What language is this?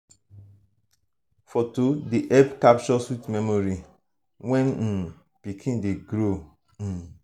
Nigerian Pidgin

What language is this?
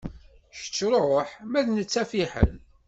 Kabyle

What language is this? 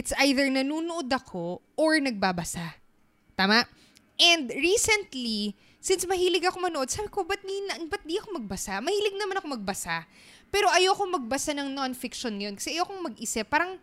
Filipino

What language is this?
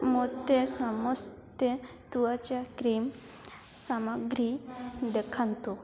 Odia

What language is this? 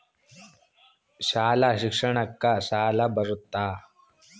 Kannada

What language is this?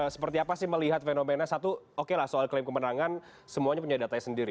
Indonesian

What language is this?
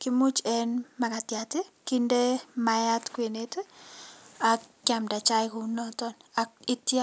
Kalenjin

